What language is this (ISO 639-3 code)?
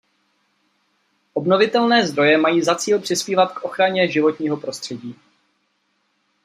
ces